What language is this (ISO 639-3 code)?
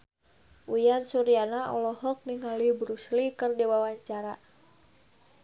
sun